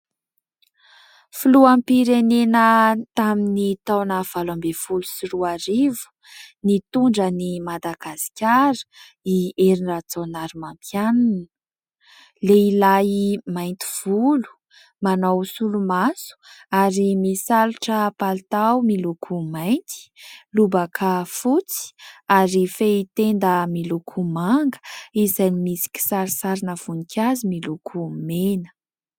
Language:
Malagasy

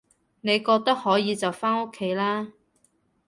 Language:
Cantonese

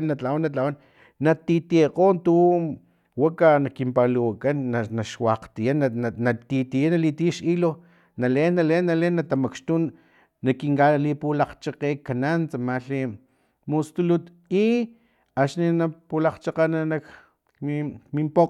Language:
Filomena Mata-Coahuitlán Totonac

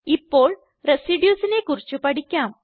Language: Malayalam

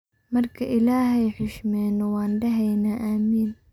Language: Somali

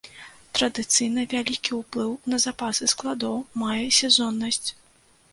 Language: Belarusian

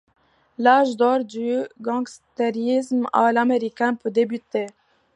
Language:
French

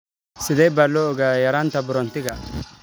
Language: Somali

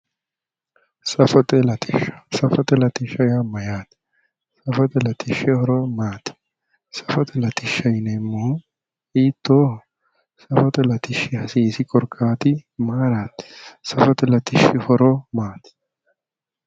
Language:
Sidamo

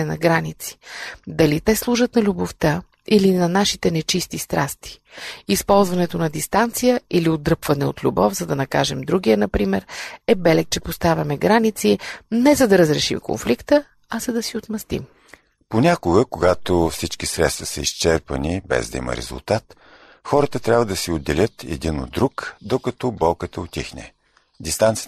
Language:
Bulgarian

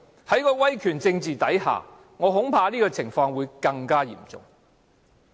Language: Cantonese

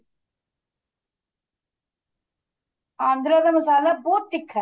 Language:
Punjabi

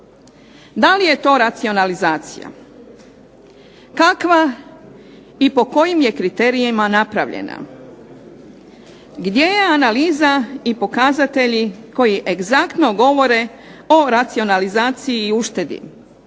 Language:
Croatian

